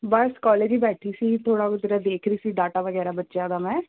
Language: Punjabi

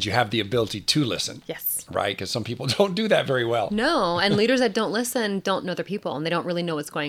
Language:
English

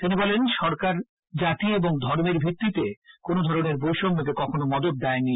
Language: Bangla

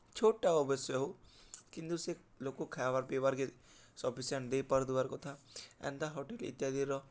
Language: Odia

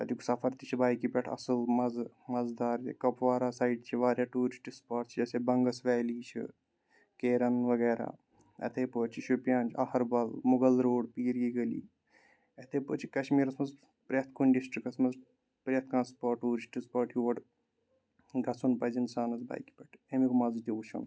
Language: Kashmiri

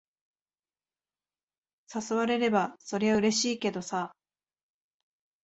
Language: Japanese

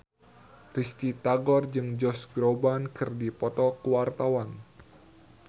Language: Sundanese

